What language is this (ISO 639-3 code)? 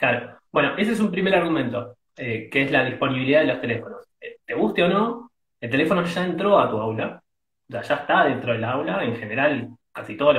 spa